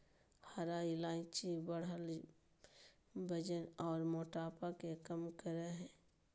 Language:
Magahi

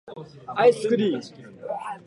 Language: Japanese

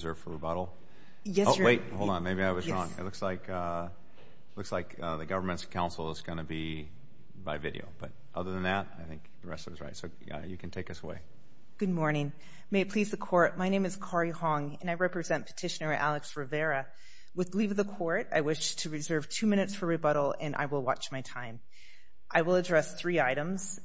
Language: English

